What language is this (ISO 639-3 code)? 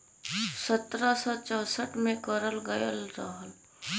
bho